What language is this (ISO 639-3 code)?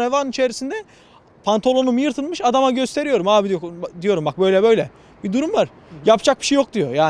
tur